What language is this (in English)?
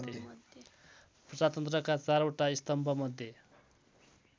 Nepali